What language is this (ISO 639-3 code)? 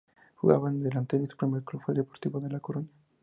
spa